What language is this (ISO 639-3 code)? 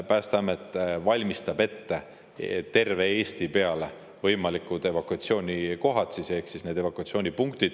est